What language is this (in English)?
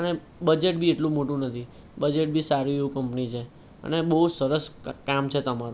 Gujarati